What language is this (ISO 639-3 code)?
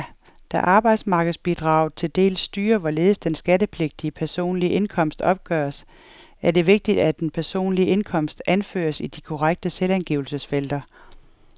dan